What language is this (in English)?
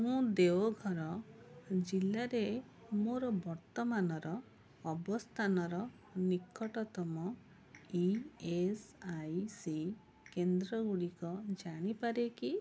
Odia